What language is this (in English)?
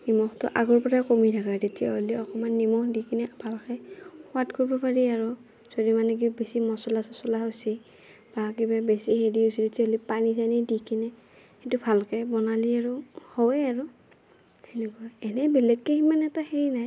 Assamese